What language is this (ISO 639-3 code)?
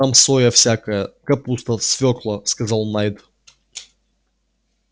rus